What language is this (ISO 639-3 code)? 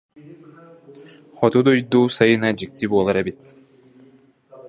sah